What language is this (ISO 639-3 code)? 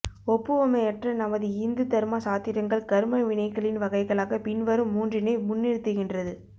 tam